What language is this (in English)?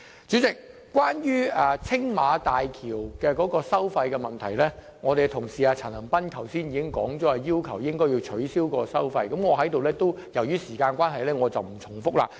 Cantonese